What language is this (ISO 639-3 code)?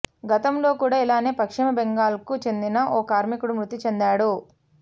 tel